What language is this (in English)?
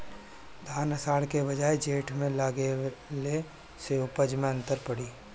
Bhojpuri